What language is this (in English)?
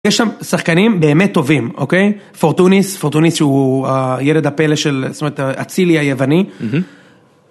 Hebrew